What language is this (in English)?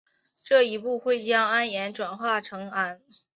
Chinese